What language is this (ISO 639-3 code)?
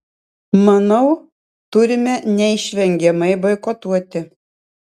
lit